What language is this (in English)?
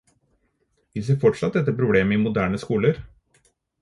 Norwegian Bokmål